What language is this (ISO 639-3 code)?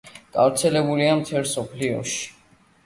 kat